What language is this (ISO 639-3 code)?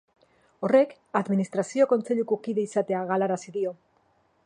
eus